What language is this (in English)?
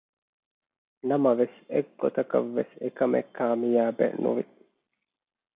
Divehi